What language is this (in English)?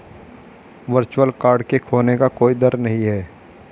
Hindi